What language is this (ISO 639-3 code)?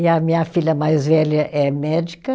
por